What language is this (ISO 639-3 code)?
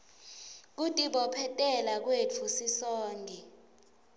ssw